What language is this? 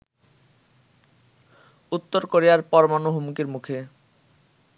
Bangla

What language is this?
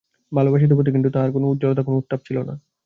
Bangla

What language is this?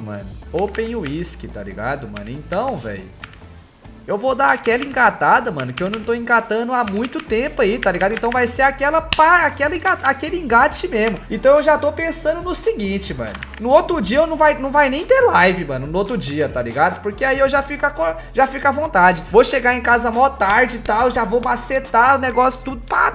Portuguese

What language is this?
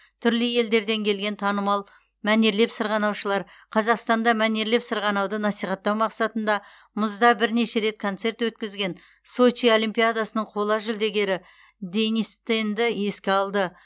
Kazakh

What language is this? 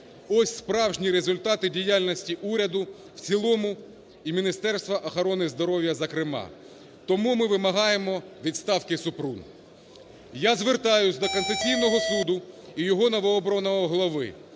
Ukrainian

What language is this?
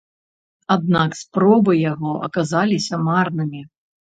Belarusian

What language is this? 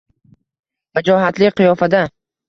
Uzbek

